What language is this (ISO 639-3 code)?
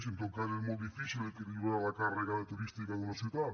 cat